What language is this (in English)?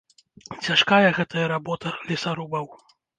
Belarusian